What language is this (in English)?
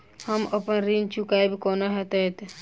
Maithili